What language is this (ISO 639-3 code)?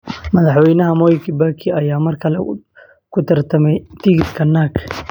som